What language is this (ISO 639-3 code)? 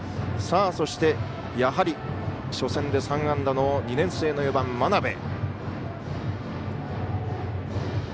jpn